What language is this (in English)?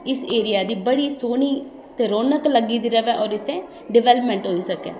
Dogri